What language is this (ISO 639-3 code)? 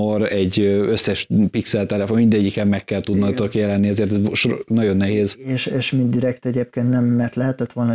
hun